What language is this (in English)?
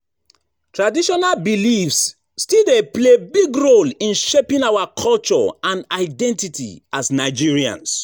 Nigerian Pidgin